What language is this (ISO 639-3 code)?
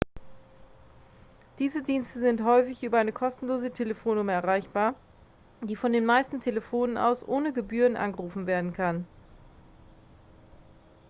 deu